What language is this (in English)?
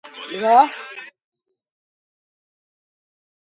Georgian